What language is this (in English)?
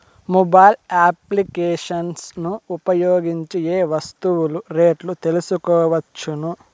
Telugu